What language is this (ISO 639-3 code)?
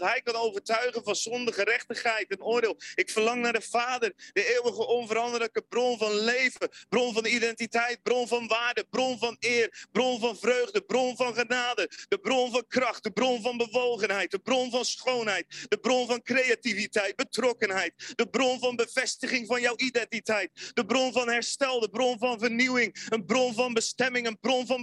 nld